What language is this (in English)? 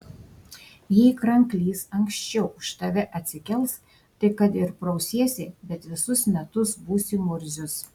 Lithuanian